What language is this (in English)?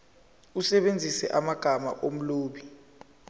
Zulu